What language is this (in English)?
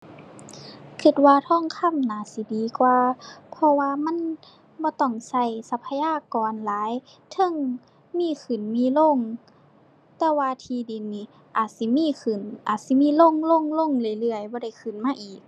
Thai